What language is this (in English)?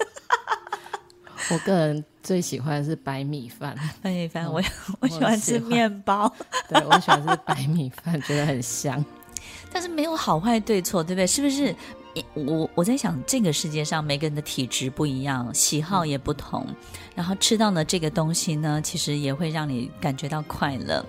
Chinese